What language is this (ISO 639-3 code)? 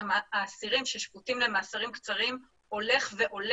heb